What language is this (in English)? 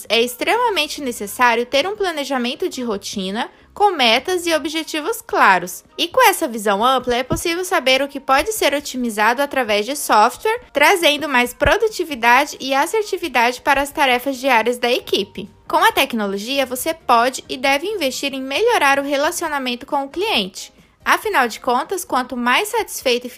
Portuguese